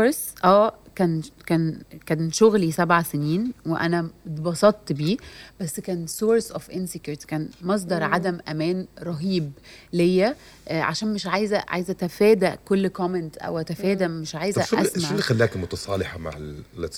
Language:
Arabic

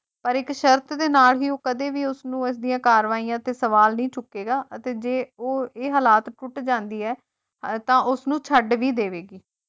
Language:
Punjabi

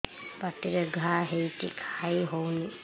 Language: Odia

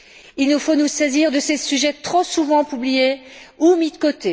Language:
French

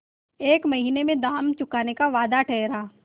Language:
Hindi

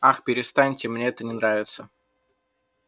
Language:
Russian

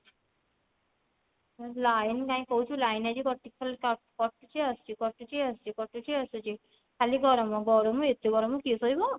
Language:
Odia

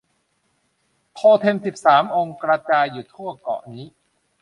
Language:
Thai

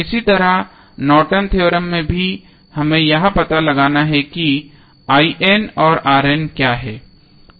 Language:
Hindi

